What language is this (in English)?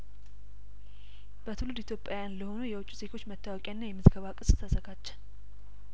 Amharic